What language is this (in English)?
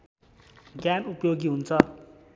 Nepali